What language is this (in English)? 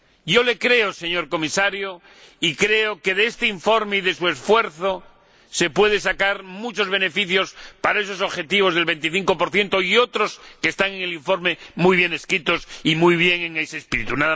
Spanish